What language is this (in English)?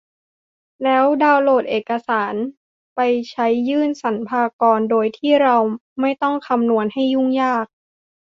Thai